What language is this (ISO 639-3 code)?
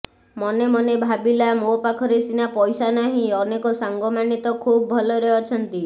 ori